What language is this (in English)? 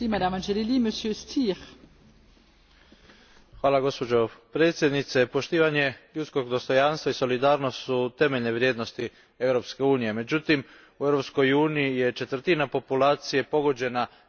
Croatian